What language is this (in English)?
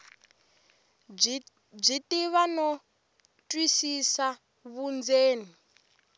Tsonga